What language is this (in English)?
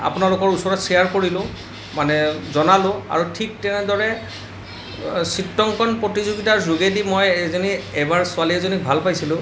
Assamese